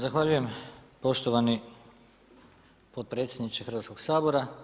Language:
Croatian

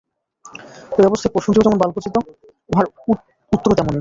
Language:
Bangla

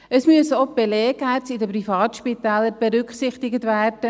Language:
Swiss German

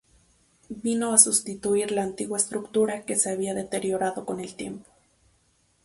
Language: Spanish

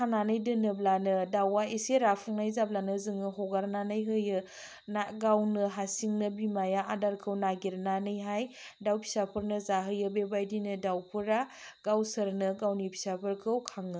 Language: Bodo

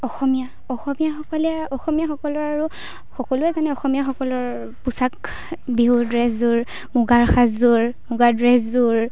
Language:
Assamese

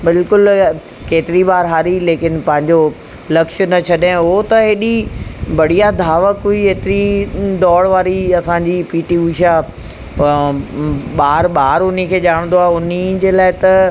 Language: Sindhi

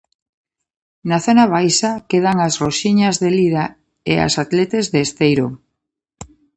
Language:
Galician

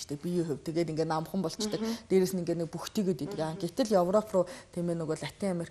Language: Arabic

